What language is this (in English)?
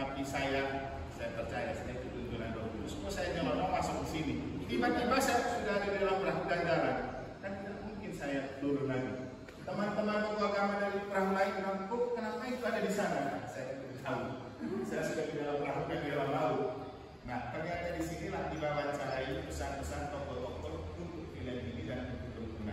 Indonesian